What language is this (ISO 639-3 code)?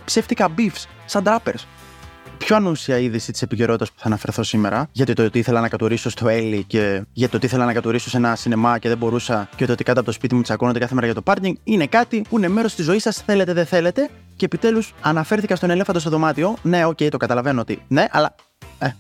ell